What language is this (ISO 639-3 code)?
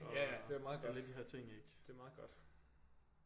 dan